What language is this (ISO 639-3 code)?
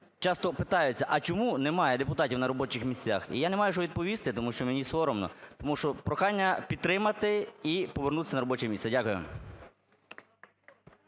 ukr